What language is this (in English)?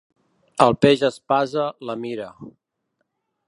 Catalan